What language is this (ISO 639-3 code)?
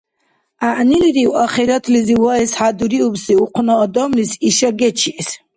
dar